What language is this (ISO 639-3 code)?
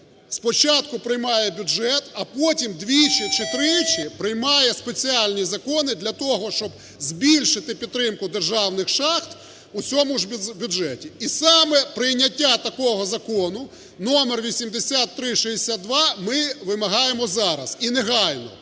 ukr